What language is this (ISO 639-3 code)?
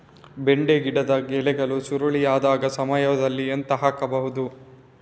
kan